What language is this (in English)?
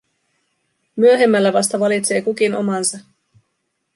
Finnish